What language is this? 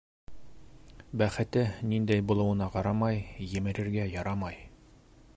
Bashkir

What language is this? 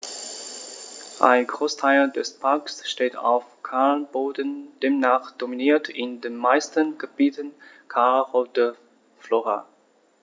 German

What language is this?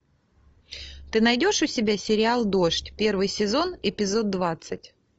Russian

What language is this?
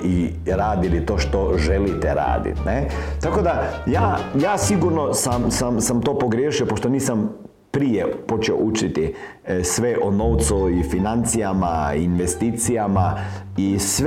Croatian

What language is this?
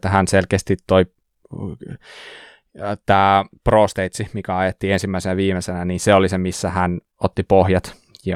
Finnish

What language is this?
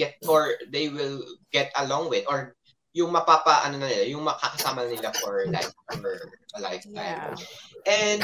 Filipino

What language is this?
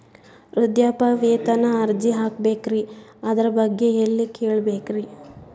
Kannada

